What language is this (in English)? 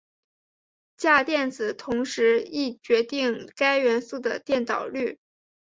Chinese